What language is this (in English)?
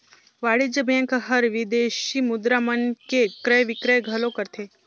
Chhattisgarhi